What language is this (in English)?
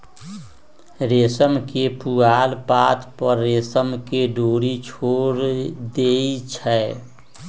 Magahi